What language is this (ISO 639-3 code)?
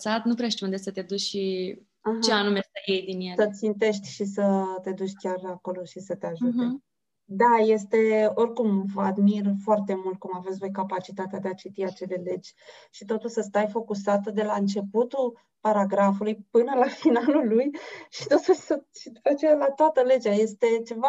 ron